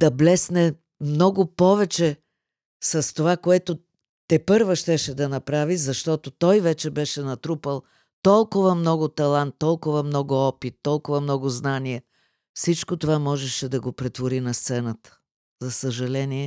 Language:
Bulgarian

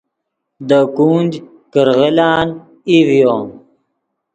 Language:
Yidgha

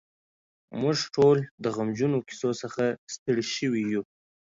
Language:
Pashto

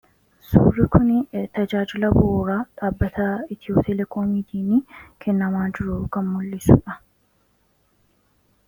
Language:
Oromo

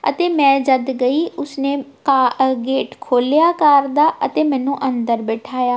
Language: Punjabi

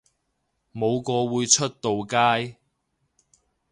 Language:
Cantonese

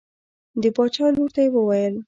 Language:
Pashto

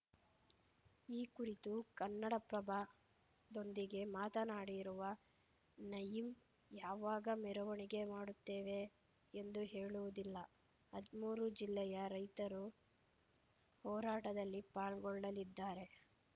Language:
Kannada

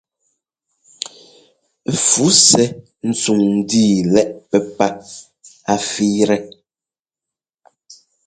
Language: Ngomba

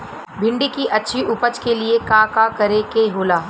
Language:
Bhojpuri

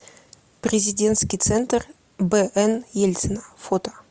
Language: Russian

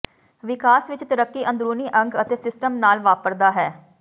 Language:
Punjabi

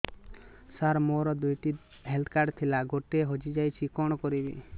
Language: Odia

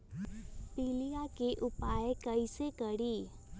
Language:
Magahi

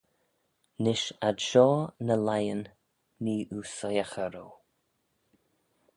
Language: Manx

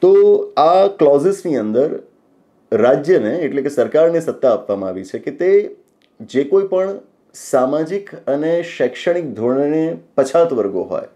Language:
Gujarati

